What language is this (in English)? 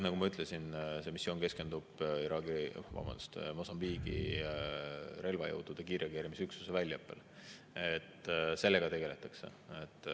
Estonian